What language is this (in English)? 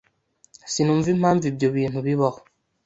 Kinyarwanda